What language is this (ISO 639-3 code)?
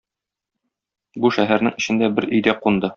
tat